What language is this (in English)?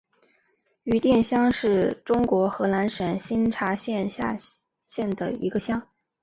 Chinese